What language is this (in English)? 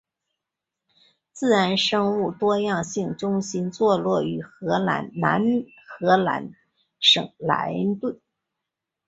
Chinese